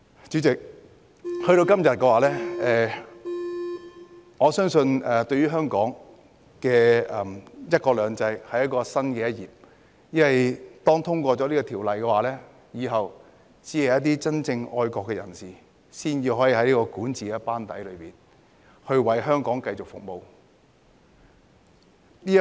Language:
Cantonese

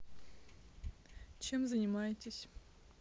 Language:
Russian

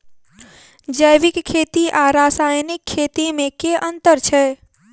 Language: Maithili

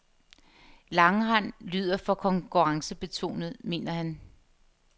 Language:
Danish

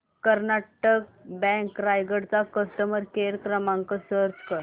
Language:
Marathi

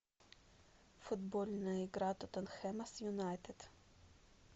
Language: Russian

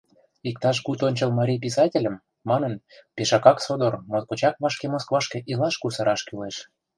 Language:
Mari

